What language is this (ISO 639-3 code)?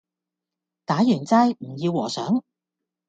yue